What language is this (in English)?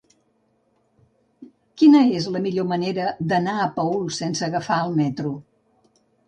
Catalan